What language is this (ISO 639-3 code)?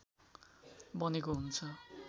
nep